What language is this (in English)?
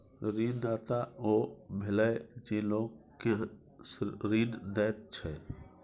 Maithili